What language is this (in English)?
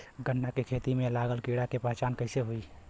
Bhojpuri